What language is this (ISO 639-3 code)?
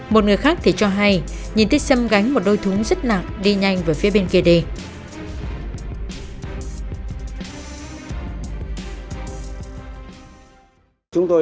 vie